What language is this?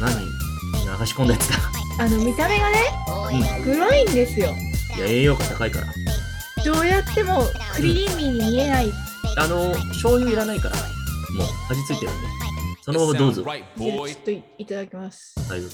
Japanese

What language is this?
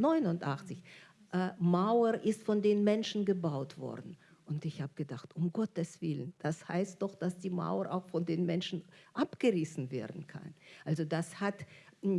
German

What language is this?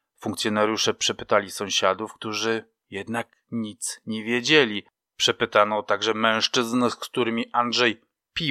Polish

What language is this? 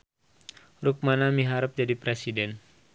Sundanese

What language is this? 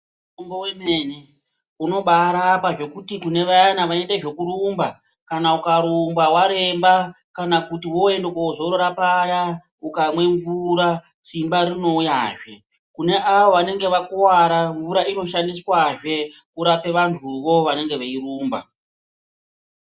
Ndau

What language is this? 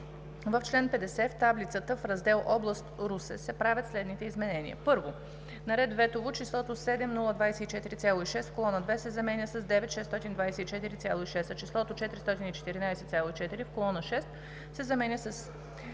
Bulgarian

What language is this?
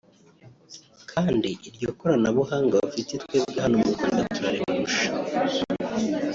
Kinyarwanda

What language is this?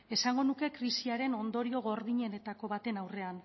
Basque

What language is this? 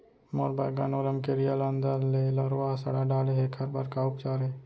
Chhattisgarhi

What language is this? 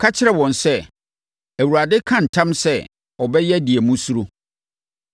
Akan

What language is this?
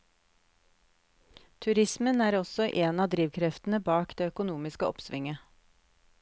Norwegian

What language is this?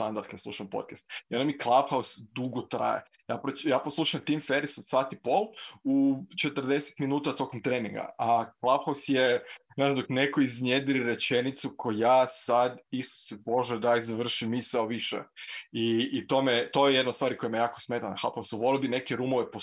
Croatian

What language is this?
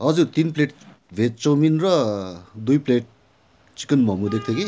Nepali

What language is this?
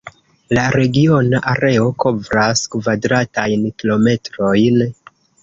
Esperanto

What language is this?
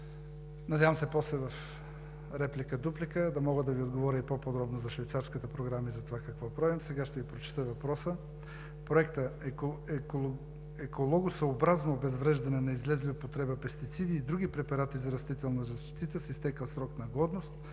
Bulgarian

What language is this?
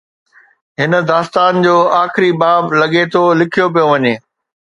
Sindhi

